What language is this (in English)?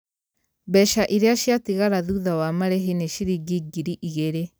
Kikuyu